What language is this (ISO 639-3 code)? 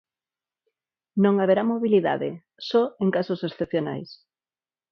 glg